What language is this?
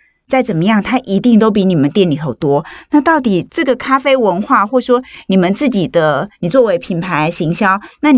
Chinese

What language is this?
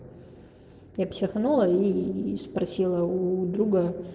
Russian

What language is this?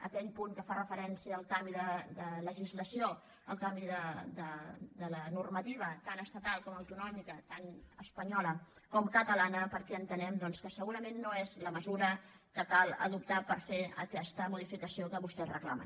Catalan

